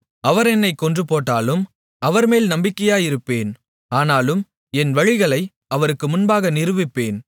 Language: Tamil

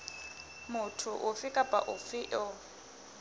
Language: Southern Sotho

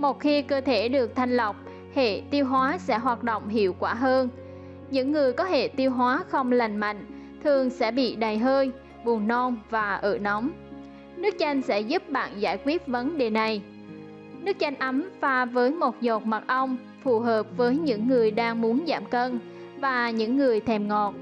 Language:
Vietnamese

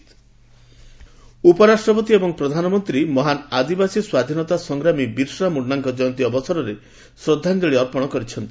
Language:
Odia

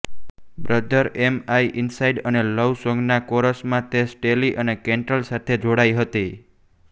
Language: Gujarati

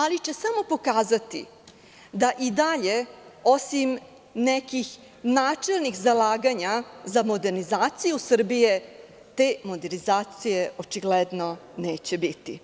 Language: Serbian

